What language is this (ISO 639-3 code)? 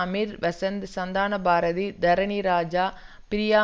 tam